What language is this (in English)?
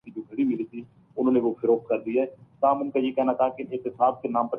Urdu